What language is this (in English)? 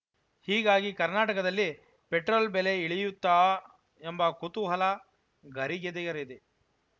Kannada